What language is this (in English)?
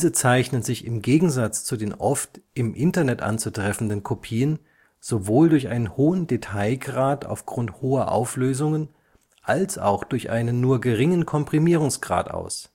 German